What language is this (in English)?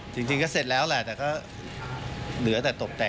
Thai